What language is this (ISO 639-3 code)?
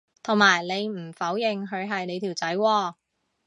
yue